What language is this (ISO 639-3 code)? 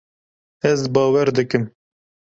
kur